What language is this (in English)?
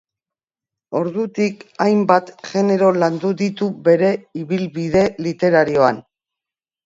Basque